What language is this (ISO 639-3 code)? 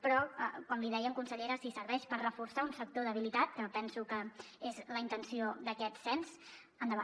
cat